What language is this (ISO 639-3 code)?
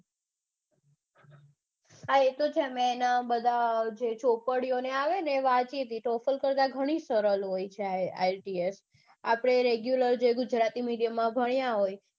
guj